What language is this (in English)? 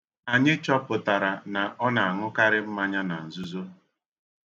Igbo